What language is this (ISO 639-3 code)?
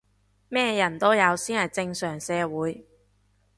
yue